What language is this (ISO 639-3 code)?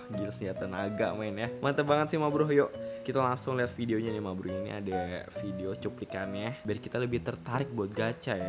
ind